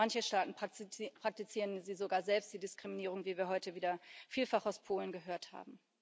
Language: German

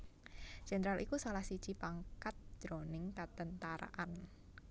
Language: Javanese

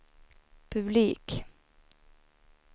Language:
Swedish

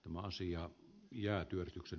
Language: Finnish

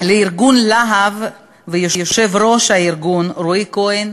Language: Hebrew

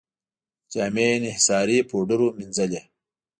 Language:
Pashto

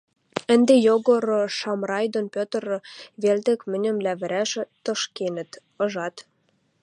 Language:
Western Mari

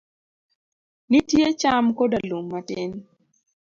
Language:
Luo (Kenya and Tanzania)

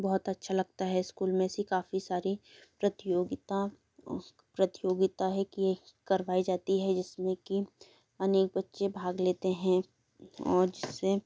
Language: Hindi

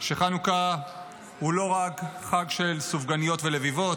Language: Hebrew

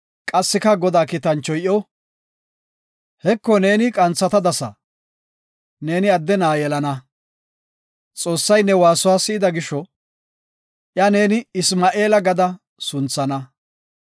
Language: Gofa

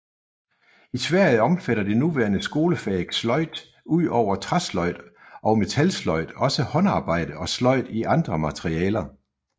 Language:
Danish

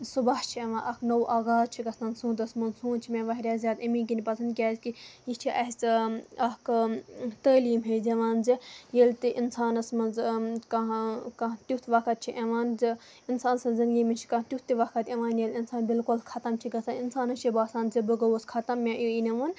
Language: Kashmiri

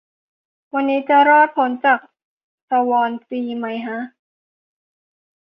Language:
Thai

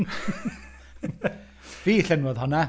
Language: Welsh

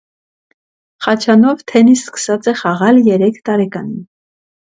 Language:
Armenian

